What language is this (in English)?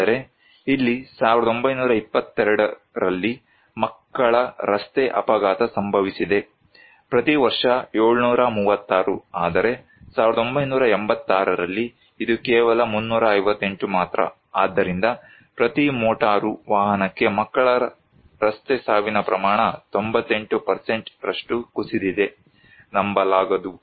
Kannada